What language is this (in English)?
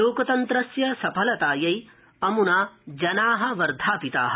Sanskrit